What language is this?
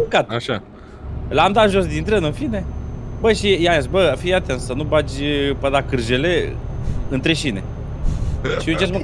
Romanian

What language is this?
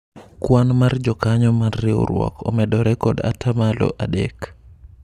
Luo (Kenya and Tanzania)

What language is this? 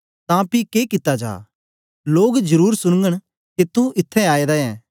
Dogri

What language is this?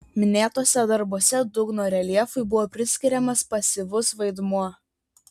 Lithuanian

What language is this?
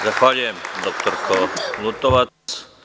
Serbian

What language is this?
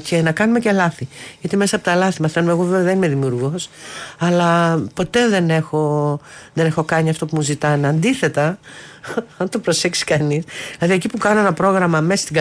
Greek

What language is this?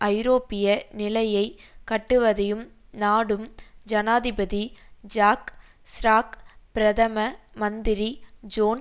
Tamil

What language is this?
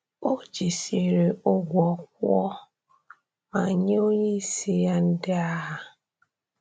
Igbo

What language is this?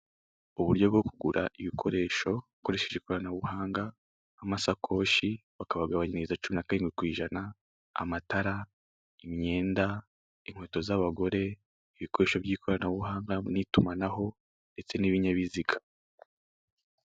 Kinyarwanda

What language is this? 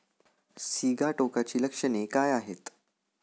Marathi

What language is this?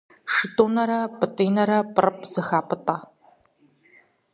Kabardian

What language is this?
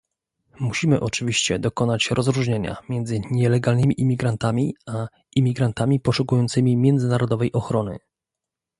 Polish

